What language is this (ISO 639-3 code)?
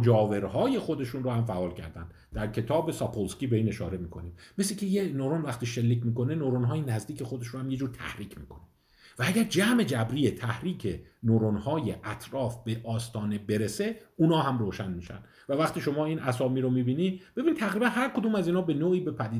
fas